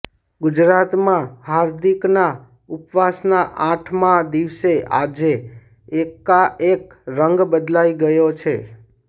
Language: Gujarati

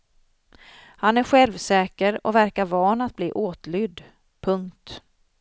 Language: Swedish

